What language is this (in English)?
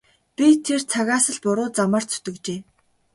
Mongolian